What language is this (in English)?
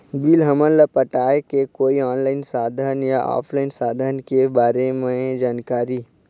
Chhattisgarhi